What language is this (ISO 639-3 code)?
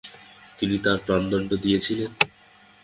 ben